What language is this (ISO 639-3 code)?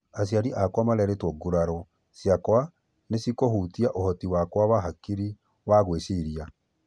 kik